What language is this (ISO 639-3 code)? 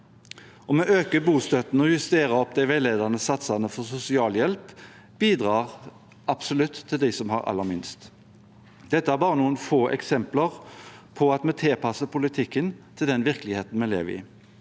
nor